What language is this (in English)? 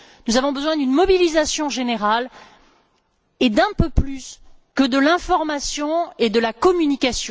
French